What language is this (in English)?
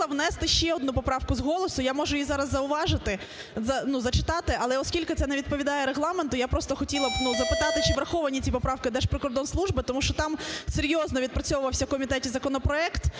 Ukrainian